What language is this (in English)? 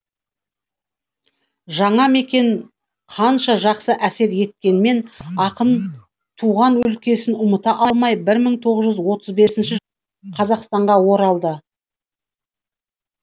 Kazakh